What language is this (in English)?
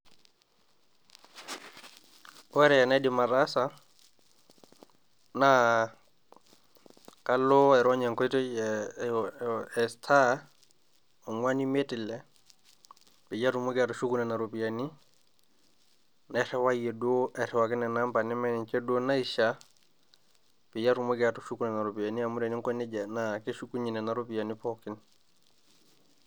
Masai